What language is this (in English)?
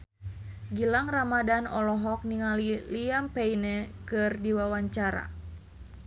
Sundanese